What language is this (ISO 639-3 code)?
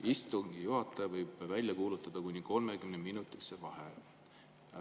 est